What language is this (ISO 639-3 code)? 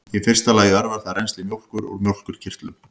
isl